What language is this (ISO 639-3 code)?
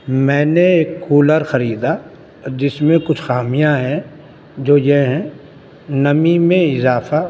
urd